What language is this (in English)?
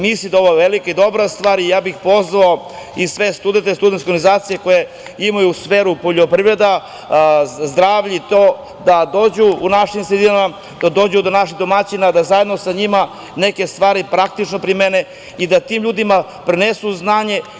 Serbian